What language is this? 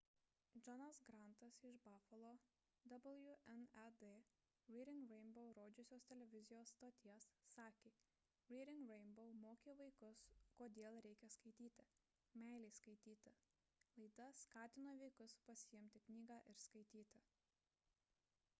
Lithuanian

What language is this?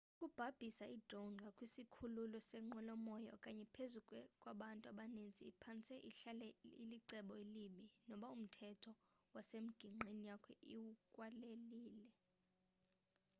Xhosa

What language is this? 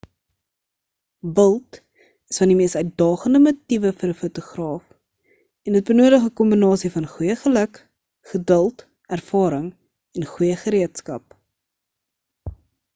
Afrikaans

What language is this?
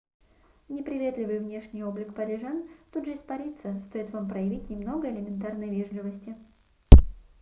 Russian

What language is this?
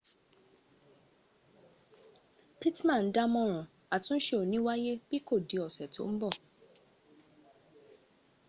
Yoruba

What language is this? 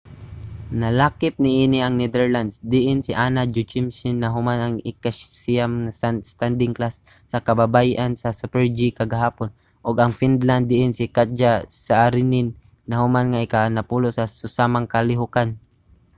Cebuano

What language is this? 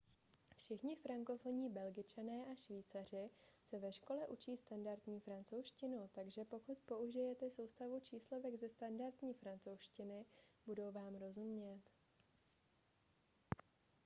Czech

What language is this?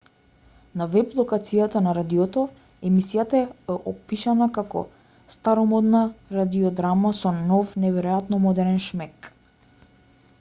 Macedonian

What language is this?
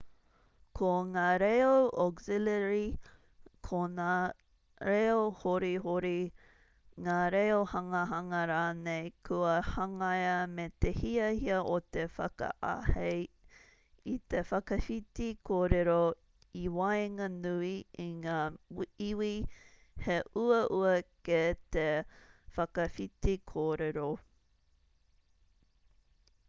Māori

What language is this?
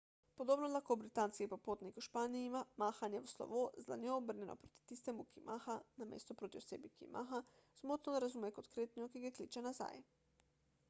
Slovenian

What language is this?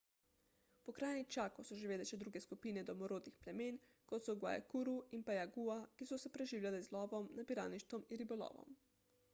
Slovenian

